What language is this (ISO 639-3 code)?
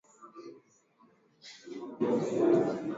swa